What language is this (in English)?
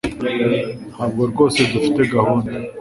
Kinyarwanda